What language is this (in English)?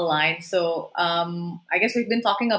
Indonesian